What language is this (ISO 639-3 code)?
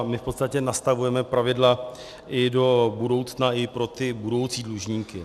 ces